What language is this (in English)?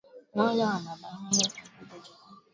Swahili